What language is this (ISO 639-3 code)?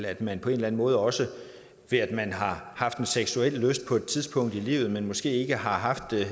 dan